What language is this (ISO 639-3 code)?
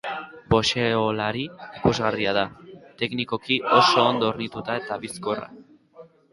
eus